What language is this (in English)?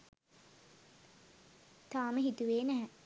Sinhala